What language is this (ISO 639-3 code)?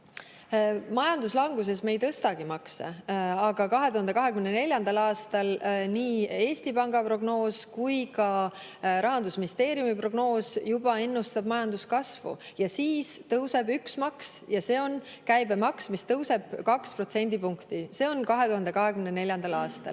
est